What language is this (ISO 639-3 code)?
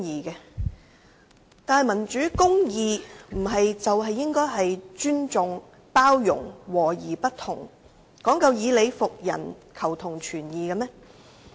yue